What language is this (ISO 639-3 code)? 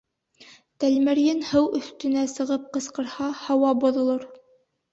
bak